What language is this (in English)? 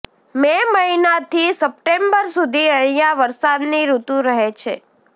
Gujarati